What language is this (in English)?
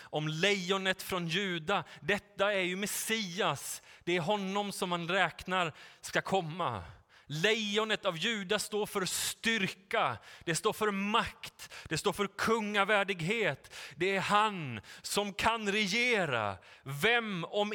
Swedish